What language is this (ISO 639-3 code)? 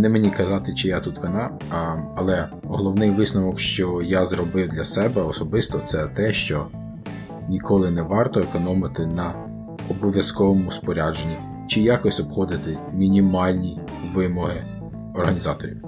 ukr